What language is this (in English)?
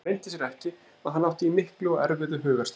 Icelandic